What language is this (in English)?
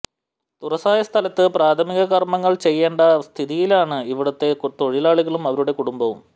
Malayalam